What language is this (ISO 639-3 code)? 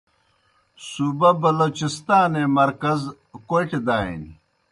plk